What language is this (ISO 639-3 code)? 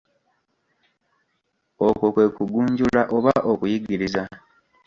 lug